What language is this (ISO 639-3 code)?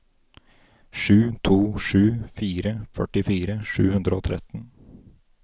nor